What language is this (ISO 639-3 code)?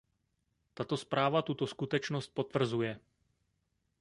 ces